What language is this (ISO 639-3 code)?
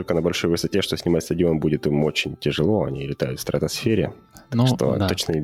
rus